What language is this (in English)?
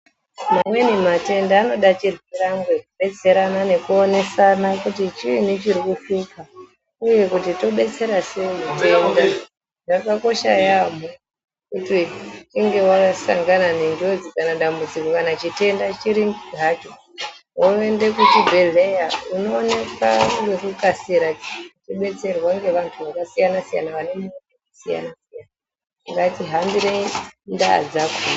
Ndau